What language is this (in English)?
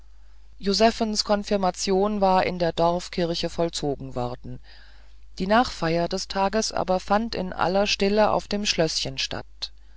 German